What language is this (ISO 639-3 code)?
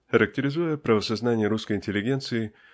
rus